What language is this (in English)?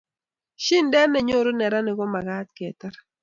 Kalenjin